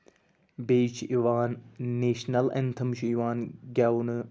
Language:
Kashmiri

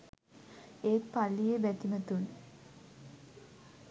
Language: Sinhala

